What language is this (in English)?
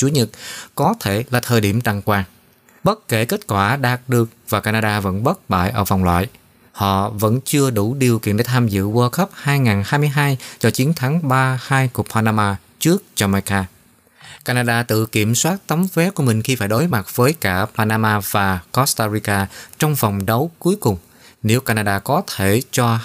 Vietnamese